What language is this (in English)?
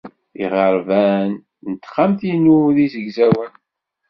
Kabyle